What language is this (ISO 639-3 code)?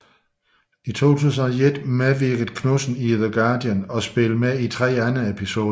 dan